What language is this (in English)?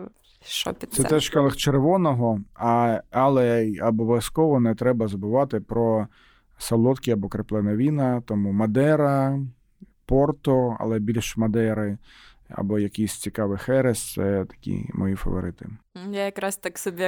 Ukrainian